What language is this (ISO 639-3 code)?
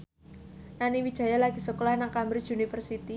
jav